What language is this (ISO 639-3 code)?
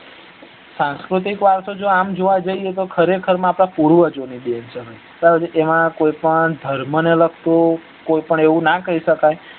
guj